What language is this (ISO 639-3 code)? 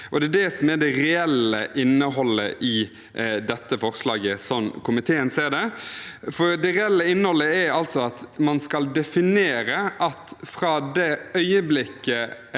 nor